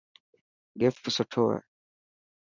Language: Dhatki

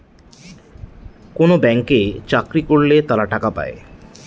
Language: Bangla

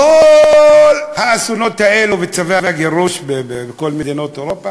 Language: Hebrew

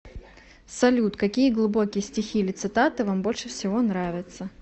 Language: Russian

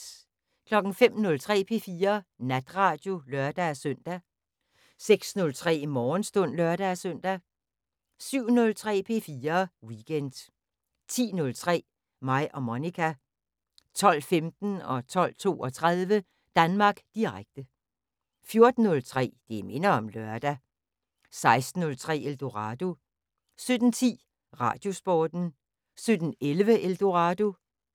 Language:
Danish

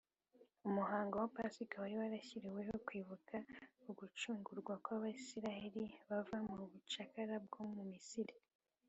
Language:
Kinyarwanda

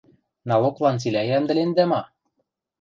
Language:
Western Mari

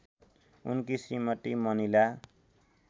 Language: Nepali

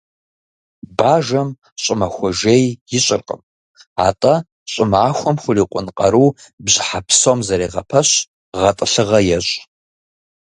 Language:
Kabardian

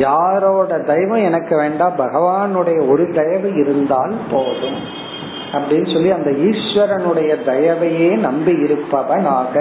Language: Tamil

